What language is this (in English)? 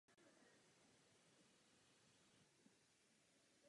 Czech